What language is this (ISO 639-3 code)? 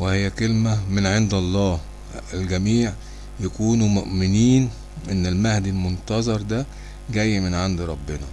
ara